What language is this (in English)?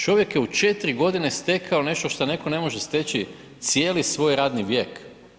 Croatian